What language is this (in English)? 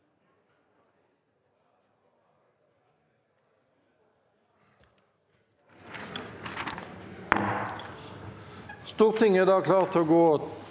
Norwegian